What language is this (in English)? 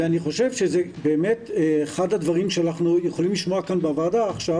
Hebrew